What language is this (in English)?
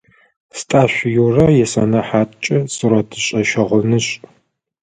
Adyghe